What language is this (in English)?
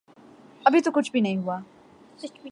Urdu